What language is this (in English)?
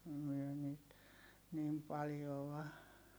Finnish